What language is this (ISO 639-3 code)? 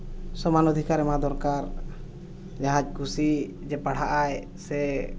sat